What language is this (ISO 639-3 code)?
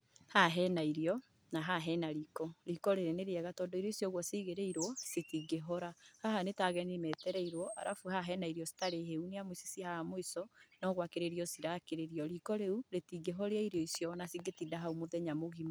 kik